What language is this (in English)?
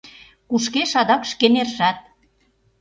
Mari